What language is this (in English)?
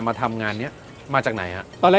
Thai